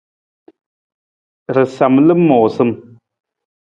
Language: Nawdm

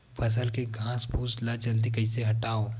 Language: Chhattisgarhi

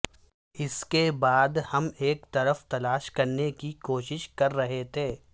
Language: Urdu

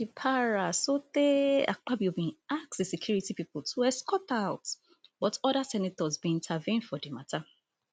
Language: Nigerian Pidgin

